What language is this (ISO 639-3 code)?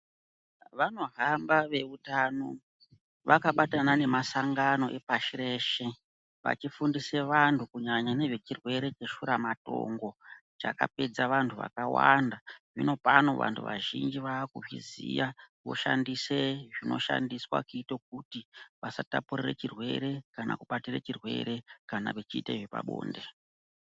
ndc